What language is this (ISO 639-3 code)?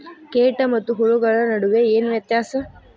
kan